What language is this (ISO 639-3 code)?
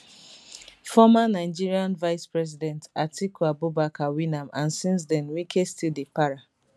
pcm